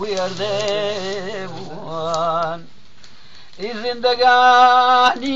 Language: Arabic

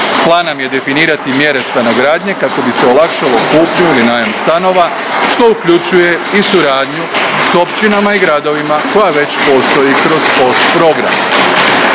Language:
Croatian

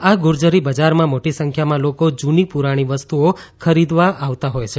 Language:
Gujarati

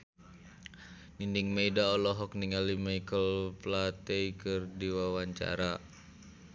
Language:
Sundanese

